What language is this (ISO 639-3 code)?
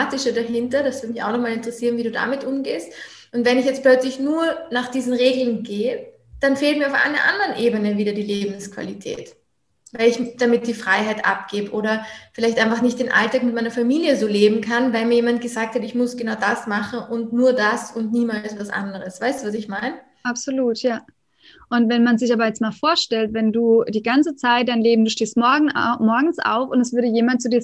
deu